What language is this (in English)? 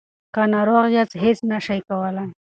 Pashto